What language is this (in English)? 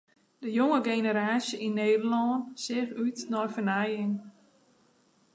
Western Frisian